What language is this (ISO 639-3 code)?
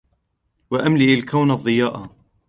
ara